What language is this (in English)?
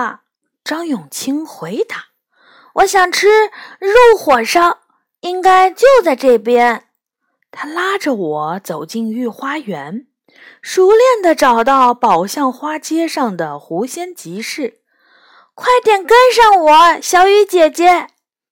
Chinese